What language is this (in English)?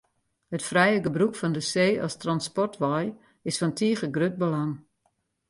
Western Frisian